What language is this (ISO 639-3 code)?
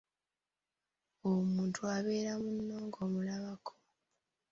lug